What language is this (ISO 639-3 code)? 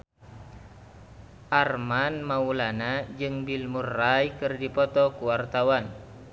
sun